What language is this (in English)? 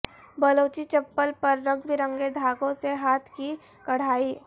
Urdu